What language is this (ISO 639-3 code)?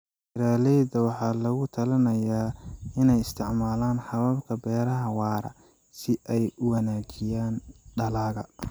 som